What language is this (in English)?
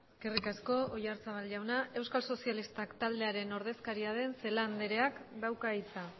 Basque